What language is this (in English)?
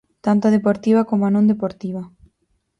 Galician